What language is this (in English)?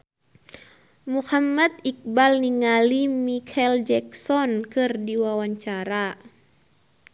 Sundanese